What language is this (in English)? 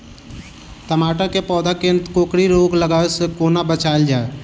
Maithili